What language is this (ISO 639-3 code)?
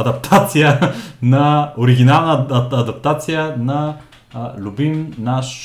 bul